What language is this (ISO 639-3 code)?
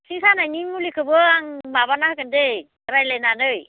brx